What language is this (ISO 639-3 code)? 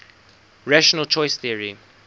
eng